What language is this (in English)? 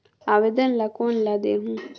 Chhattisgarhi